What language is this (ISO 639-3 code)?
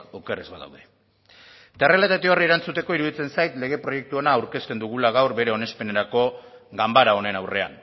eus